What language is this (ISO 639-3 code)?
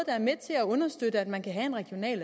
dan